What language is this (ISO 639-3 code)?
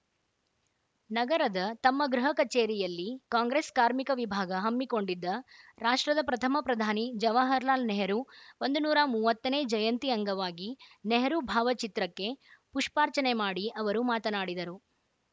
kan